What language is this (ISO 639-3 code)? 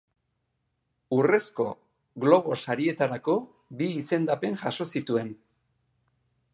eus